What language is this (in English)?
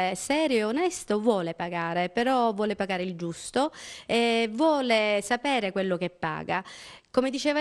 Italian